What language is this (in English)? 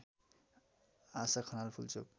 Nepali